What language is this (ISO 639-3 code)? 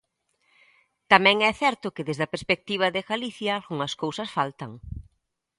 glg